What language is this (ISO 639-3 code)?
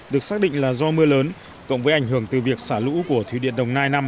vie